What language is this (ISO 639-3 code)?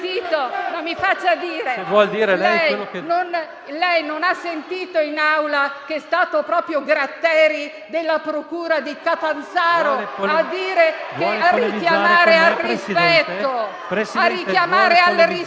ita